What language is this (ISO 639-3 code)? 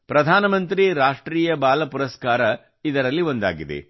kan